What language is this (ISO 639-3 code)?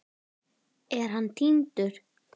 isl